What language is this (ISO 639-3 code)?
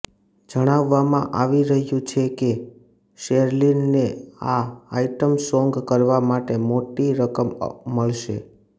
guj